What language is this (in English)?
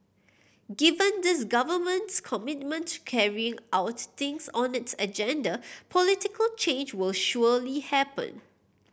English